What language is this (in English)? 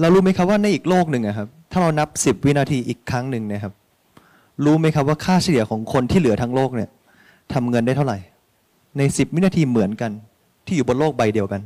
Thai